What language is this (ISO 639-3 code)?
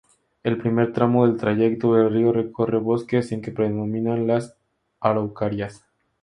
spa